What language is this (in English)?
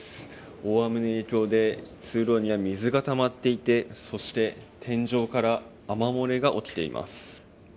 Japanese